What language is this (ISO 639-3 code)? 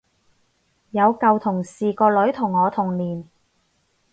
yue